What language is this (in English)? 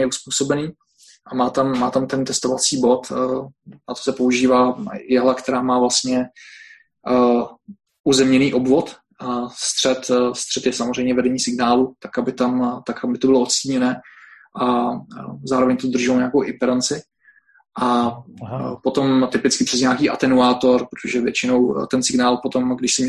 Czech